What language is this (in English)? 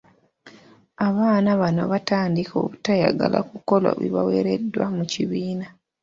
Ganda